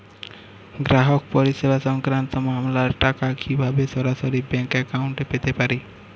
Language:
Bangla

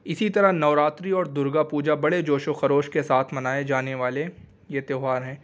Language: Urdu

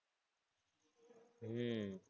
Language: Gujarati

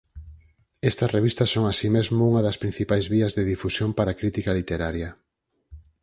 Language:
Galician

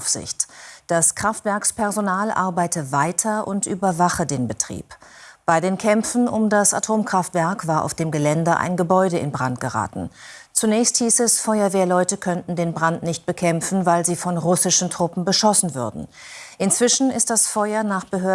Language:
German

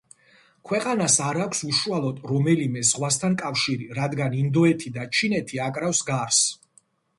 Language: Georgian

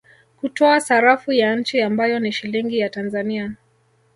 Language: Swahili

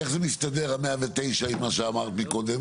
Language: Hebrew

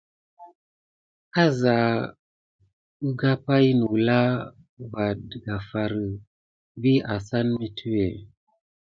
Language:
Gidar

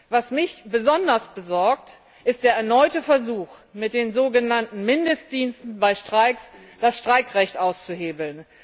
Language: German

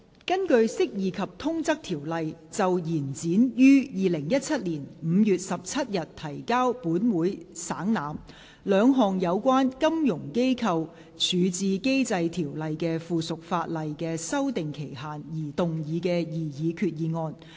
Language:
Cantonese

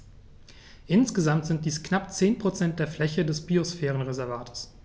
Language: German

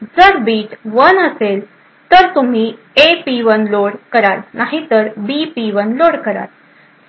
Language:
Marathi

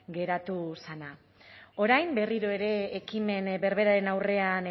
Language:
Basque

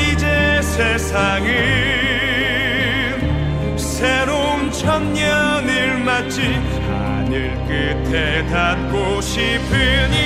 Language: Korean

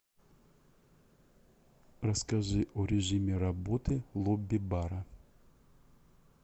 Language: Russian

